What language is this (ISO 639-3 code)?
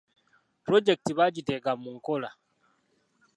lug